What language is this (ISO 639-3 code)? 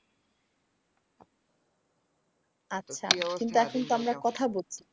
ben